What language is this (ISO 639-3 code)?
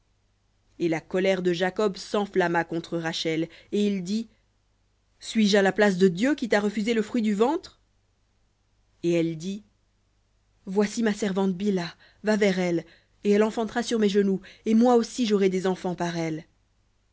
fra